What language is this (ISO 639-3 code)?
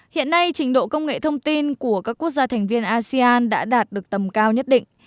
vie